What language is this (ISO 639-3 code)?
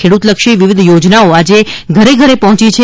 guj